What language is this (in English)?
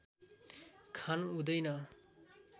Nepali